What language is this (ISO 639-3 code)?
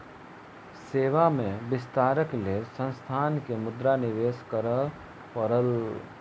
mai